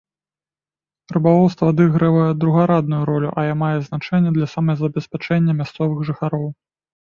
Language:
Belarusian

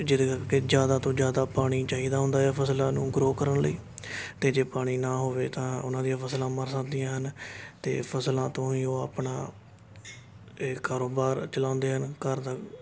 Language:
Punjabi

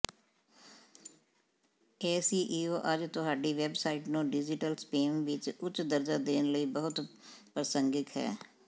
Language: Punjabi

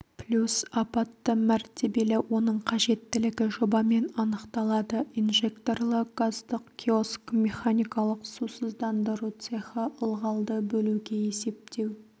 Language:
Kazakh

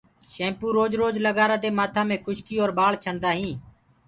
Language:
Gurgula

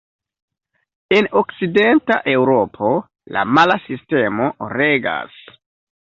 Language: Esperanto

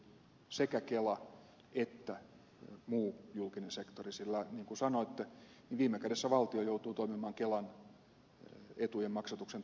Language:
Finnish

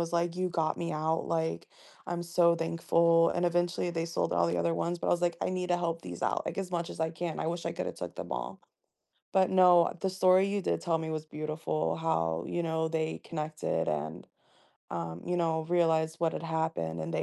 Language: English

